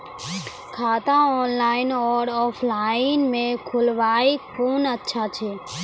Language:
Maithili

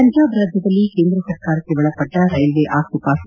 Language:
Kannada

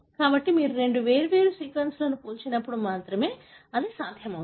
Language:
Telugu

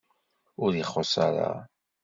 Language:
Kabyle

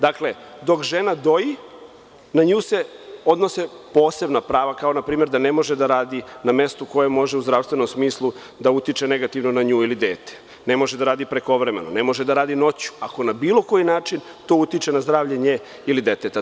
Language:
Serbian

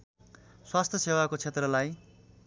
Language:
Nepali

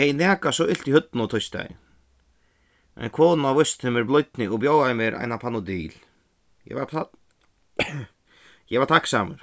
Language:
Faroese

